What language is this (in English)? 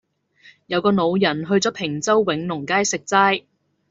Cantonese